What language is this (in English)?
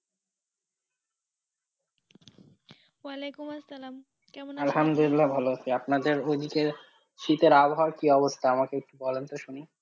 Bangla